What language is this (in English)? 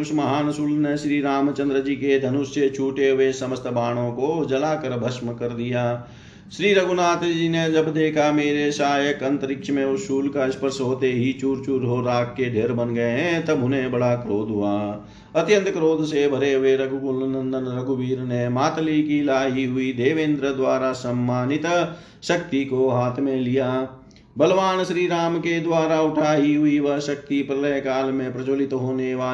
Hindi